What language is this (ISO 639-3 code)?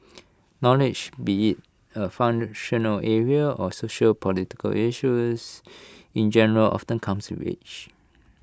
eng